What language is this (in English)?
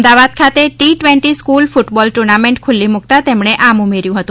Gujarati